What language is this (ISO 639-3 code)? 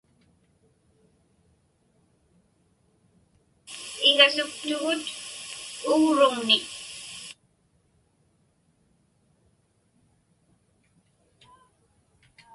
ipk